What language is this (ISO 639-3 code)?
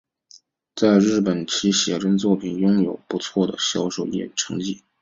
zho